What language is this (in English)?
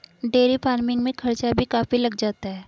Hindi